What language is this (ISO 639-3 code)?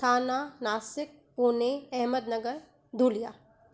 snd